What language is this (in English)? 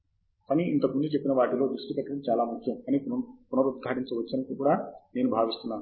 Telugu